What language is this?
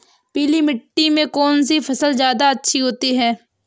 Hindi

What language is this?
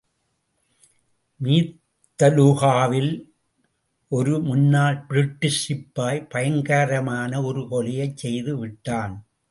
Tamil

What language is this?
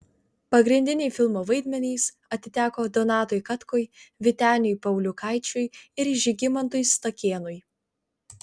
Lithuanian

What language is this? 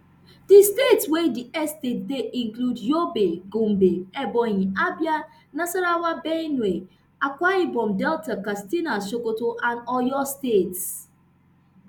Nigerian Pidgin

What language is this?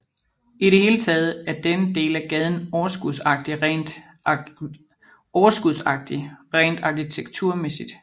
Danish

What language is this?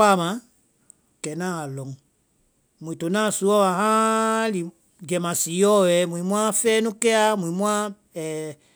Vai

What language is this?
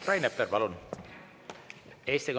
Estonian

